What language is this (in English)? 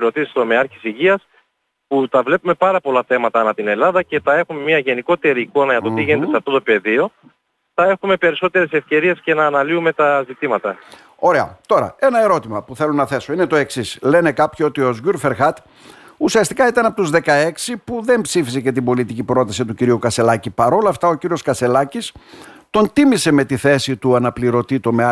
Greek